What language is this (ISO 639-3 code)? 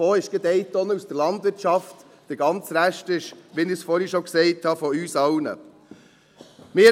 gsw